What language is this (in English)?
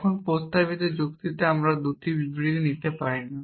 Bangla